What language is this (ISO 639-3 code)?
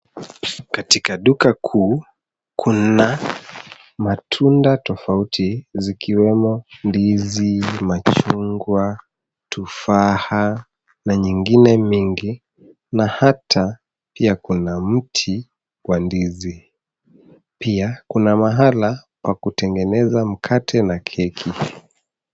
swa